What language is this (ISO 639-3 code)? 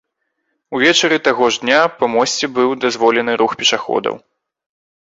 bel